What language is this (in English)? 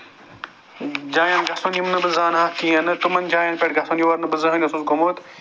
Kashmiri